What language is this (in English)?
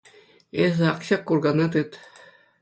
Chuvash